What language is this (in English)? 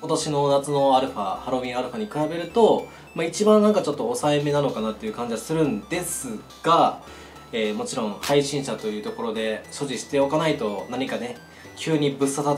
Japanese